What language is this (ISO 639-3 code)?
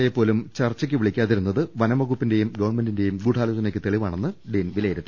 mal